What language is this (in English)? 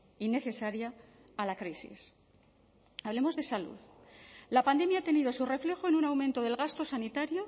Spanish